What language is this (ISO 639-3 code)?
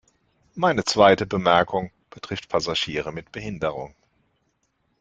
deu